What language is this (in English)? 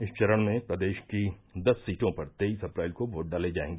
Hindi